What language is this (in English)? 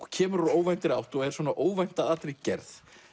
Icelandic